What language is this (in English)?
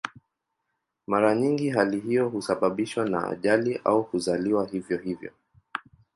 Swahili